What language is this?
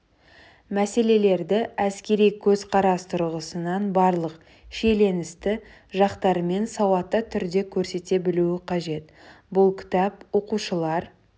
Kazakh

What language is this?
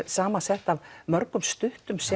Icelandic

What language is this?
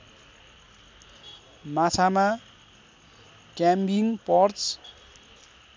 Nepali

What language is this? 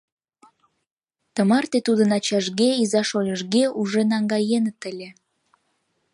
Mari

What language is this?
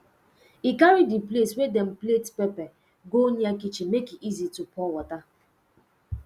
Nigerian Pidgin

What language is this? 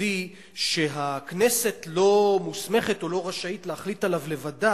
Hebrew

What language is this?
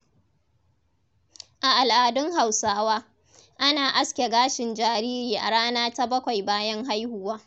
Hausa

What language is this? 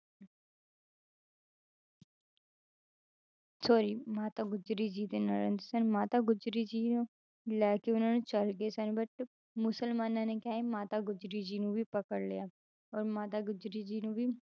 Punjabi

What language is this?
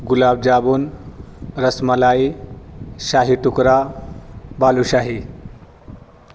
Urdu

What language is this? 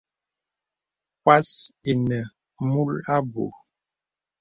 Bebele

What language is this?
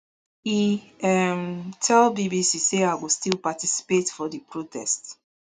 Nigerian Pidgin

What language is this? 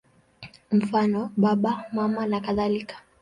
Swahili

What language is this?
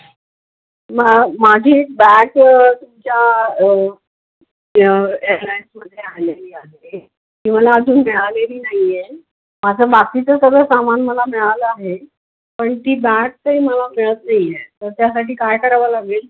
Marathi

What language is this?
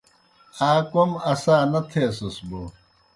Kohistani Shina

